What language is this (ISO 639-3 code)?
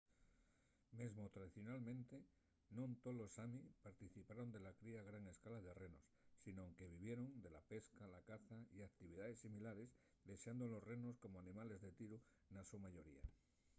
ast